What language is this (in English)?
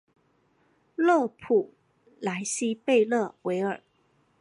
Chinese